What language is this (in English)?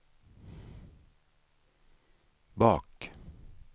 Swedish